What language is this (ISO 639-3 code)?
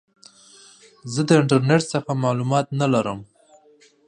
pus